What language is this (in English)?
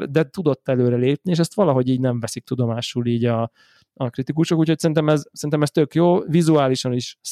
Hungarian